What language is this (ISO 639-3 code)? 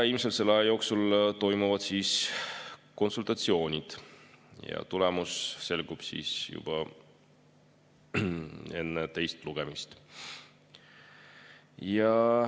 est